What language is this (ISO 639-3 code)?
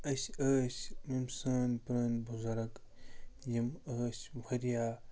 kas